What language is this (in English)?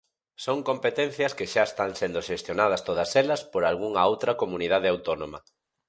Galician